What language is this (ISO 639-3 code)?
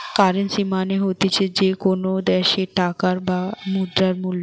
ben